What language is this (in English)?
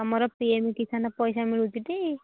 Odia